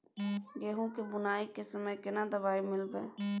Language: Maithili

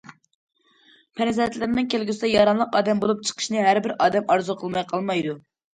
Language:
Uyghur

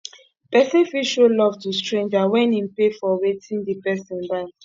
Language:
Nigerian Pidgin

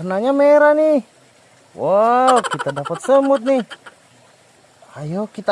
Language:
Indonesian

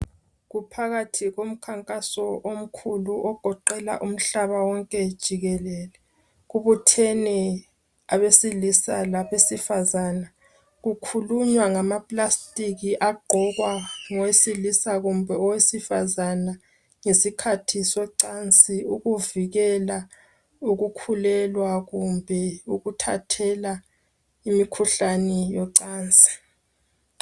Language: North Ndebele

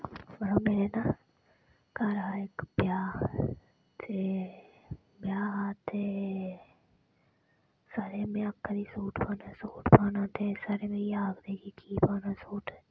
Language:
Dogri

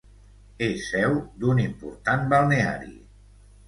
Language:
Catalan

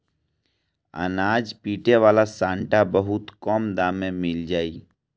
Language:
Bhojpuri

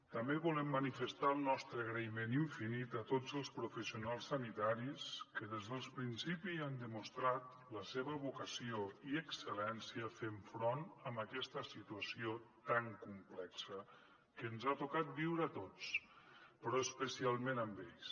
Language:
Catalan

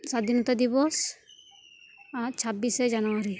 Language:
Santali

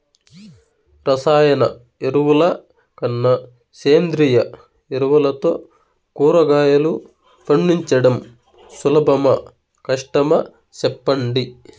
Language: Telugu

